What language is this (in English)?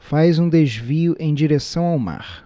Portuguese